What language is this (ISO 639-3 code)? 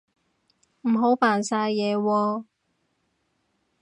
yue